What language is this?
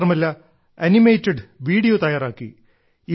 Malayalam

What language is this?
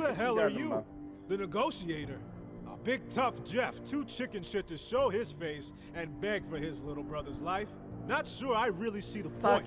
Turkish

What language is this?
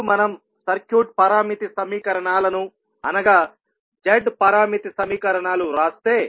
Telugu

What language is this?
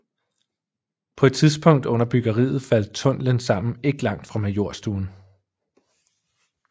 Danish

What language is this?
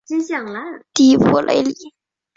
Chinese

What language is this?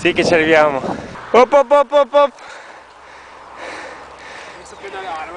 Italian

